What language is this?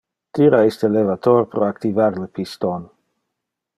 Interlingua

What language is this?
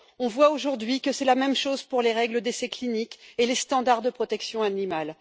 French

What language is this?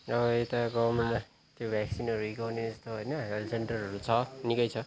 Nepali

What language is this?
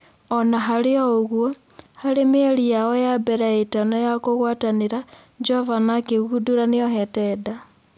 Kikuyu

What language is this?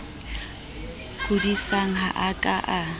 Southern Sotho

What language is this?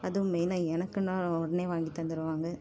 Tamil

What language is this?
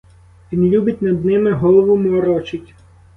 Ukrainian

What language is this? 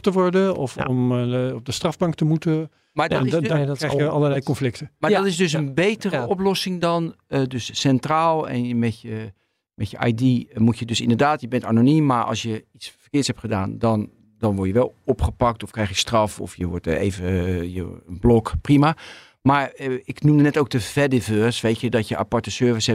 Dutch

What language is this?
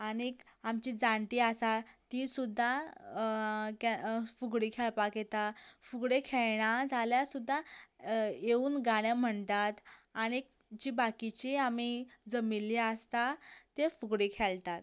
Konkani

